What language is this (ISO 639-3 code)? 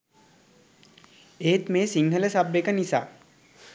sin